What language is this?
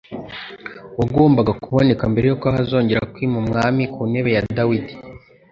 Kinyarwanda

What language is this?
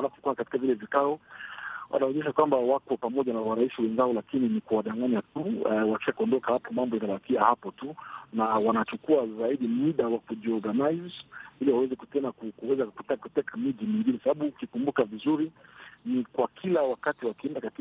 Swahili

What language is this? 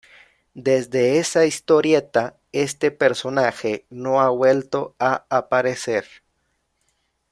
Spanish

